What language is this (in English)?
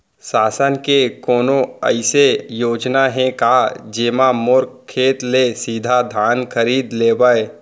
Chhattisgarhi